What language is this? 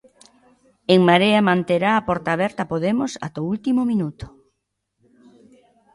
Galician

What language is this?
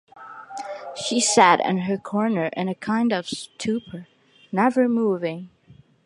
English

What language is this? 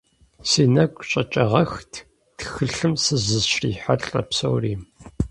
Kabardian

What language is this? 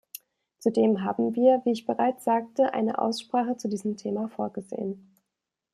German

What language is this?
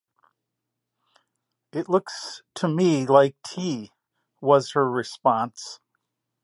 English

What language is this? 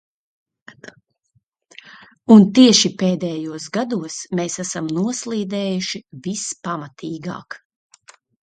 Latvian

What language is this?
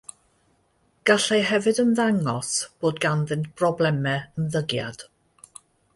Welsh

